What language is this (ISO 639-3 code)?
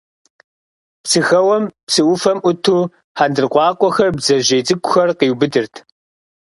kbd